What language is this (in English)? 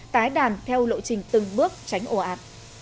Vietnamese